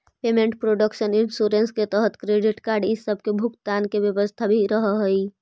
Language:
Magahi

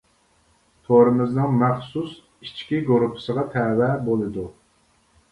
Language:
Uyghur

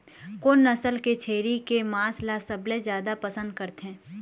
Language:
Chhattisgarhi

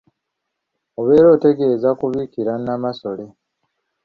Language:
Ganda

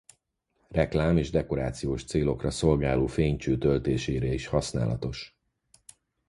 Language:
Hungarian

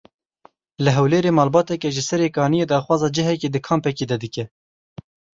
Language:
Kurdish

